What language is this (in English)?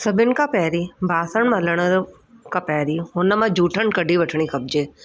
Sindhi